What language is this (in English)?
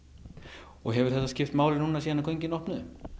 Icelandic